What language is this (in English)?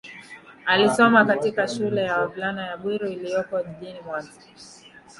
Swahili